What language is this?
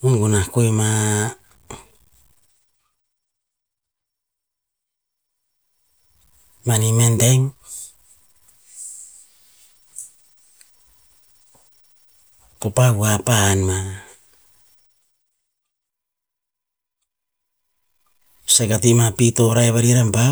Tinputz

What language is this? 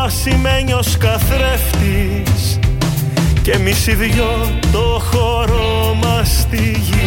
Greek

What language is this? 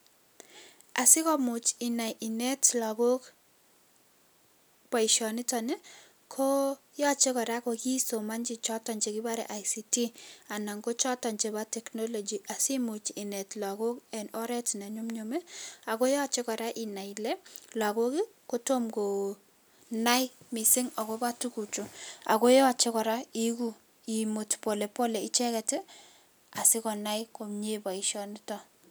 Kalenjin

